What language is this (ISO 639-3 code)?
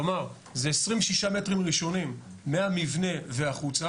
heb